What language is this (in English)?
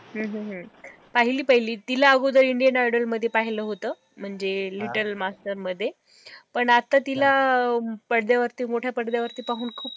Marathi